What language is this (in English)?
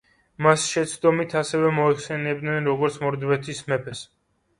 Georgian